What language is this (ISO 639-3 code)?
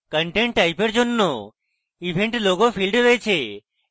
ben